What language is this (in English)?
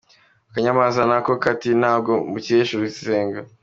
Kinyarwanda